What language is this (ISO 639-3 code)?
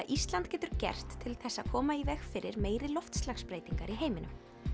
isl